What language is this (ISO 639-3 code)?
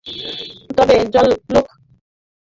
ben